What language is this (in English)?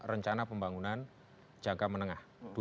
Indonesian